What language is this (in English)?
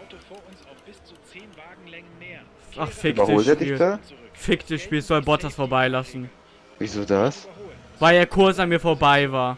German